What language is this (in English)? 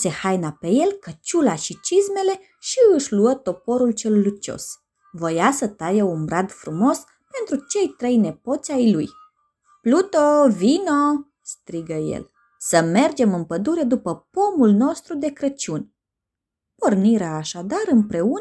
Romanian